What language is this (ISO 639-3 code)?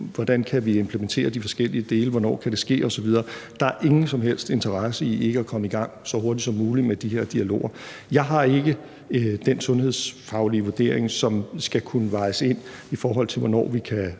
dan